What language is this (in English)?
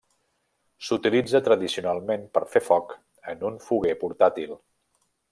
Catalan